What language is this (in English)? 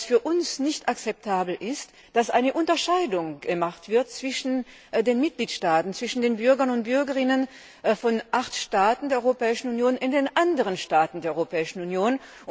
German